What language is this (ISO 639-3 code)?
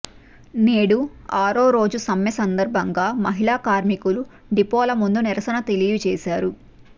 tel